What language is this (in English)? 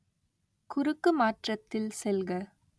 Tamil